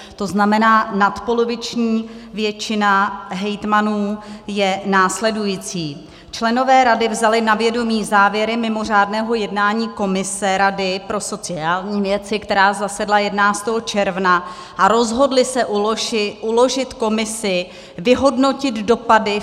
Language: Czech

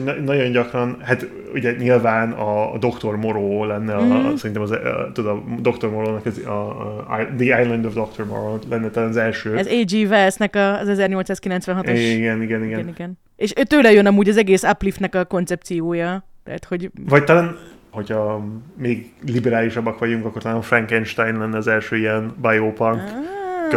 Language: Hungarian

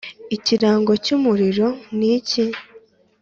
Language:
Kinyarwanda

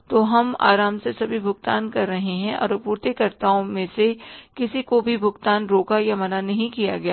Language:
Hindi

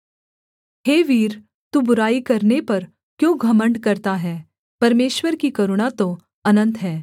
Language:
Hindi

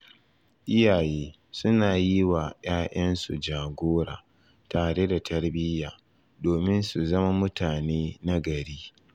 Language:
Hausa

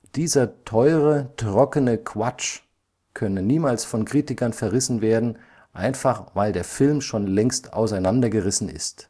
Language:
German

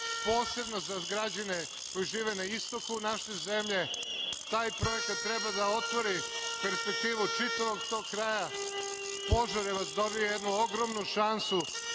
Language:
Serbian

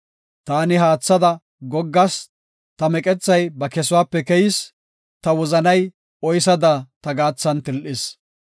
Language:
Gofa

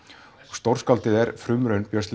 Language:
Icelandic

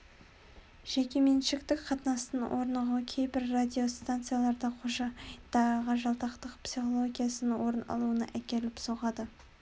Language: Kazakh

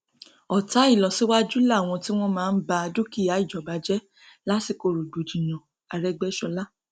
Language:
Yoruba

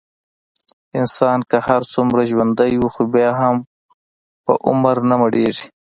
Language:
Pashto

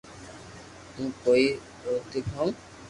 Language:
Loarki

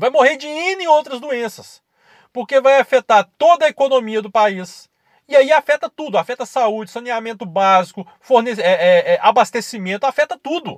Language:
Portuguese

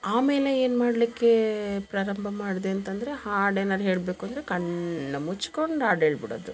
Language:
Kannada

